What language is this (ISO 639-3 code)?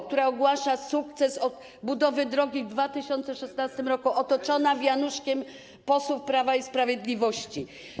pol